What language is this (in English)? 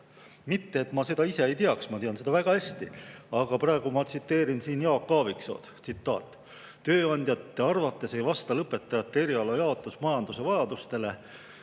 Estonian